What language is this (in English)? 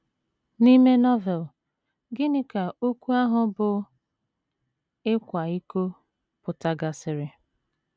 Igbo